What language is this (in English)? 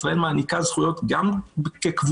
Hebrew